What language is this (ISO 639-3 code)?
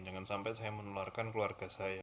ind